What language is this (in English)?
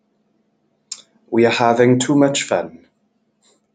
English